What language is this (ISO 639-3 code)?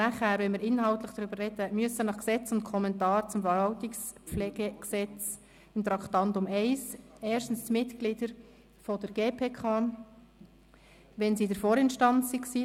gsw